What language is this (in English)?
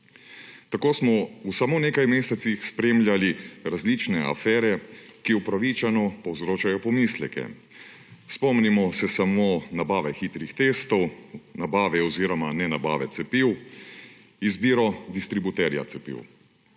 Slovenian